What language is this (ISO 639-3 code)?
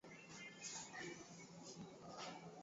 swa